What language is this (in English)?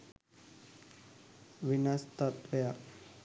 Sinhala